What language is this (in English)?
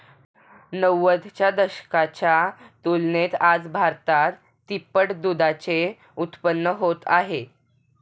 Marathi